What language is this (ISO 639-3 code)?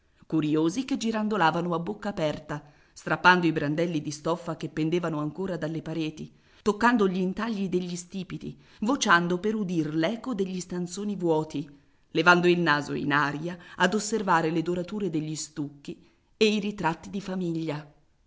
ita